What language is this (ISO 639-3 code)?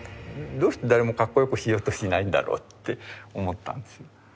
jpn